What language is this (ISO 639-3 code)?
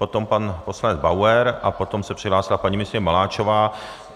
ces